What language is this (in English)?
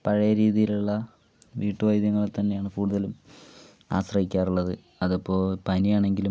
Malayalam